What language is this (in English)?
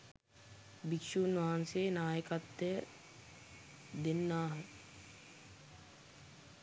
Sinhala